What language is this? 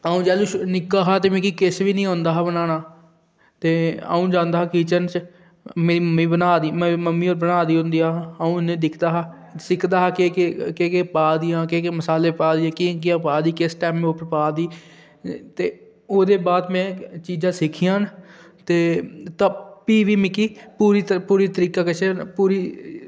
Dogri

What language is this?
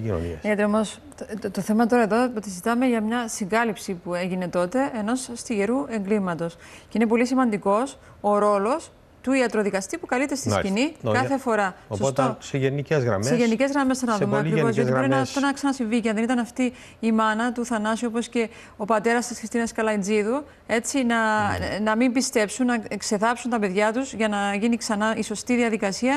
Greek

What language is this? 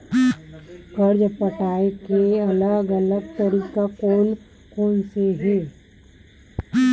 Chhattisgarhi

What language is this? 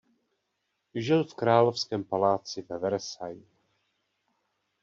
Czech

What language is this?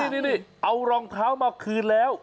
Thai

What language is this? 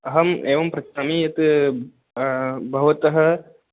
Sanskrit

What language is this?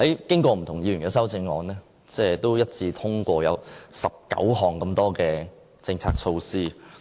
Cantonese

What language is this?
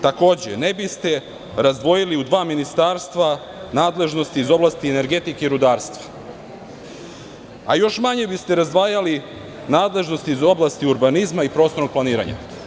Serbian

